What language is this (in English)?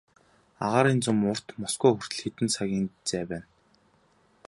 Mongolian